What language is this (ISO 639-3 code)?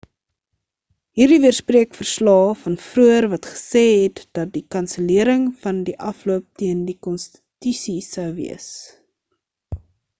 afr